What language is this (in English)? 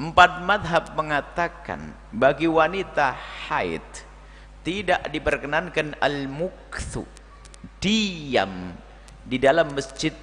Indonesian